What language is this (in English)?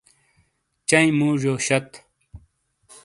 Shina